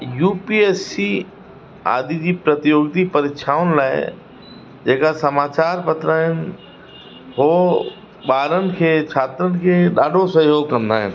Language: Sindhi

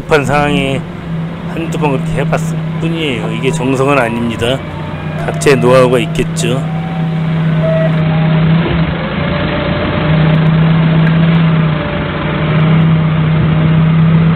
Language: Korean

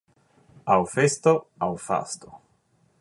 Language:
Esperanto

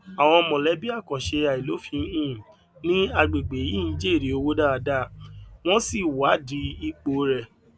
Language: Yoruba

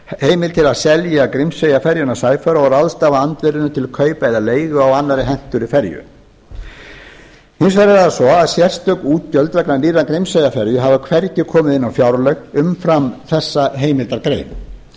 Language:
Icelandic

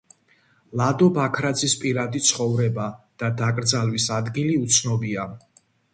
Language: Georgian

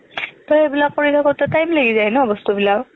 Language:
Assamese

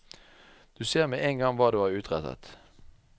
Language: Norwegian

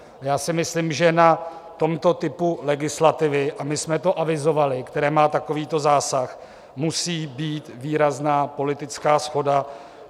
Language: Czech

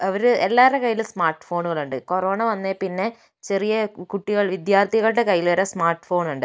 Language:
Malayalam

